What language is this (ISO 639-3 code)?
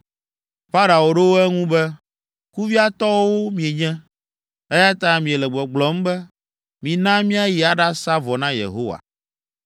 ewe